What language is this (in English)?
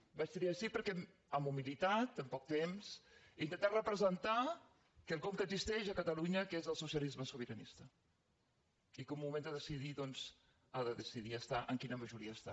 Catalan